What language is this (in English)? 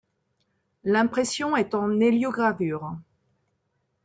French